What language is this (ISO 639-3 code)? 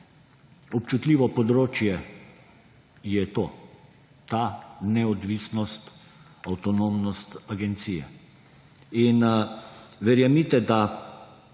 slv